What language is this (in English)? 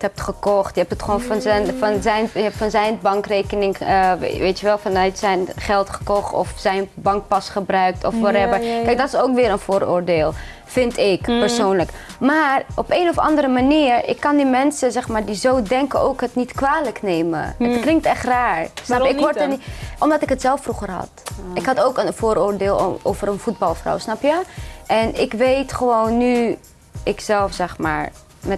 Dutch